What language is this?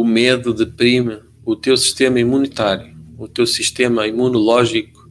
Portuguese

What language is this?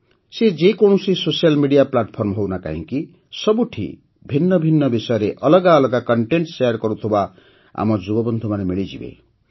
Odia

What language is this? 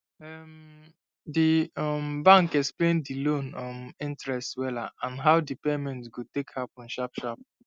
Nigerian Pidgin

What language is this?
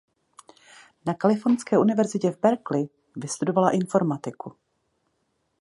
Czech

